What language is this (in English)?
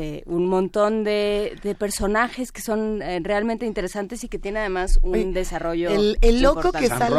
Spanish